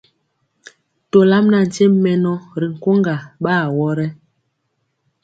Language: Mpiemo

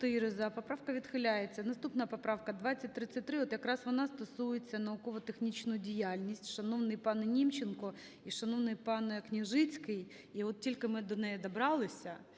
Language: Ukrainian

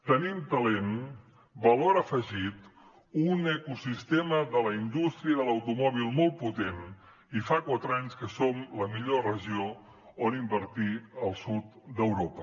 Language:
Catalan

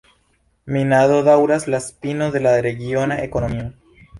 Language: Esperanto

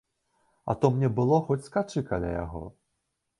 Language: Belarusian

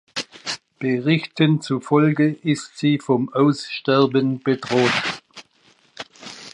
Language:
German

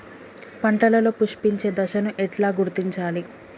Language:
Telugu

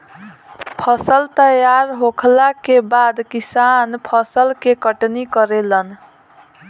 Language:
Bhojpuri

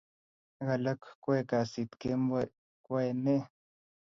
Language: Kalenjin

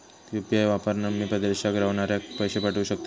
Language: Marathi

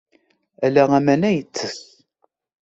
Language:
Kabyle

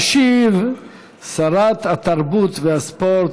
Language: Hebrew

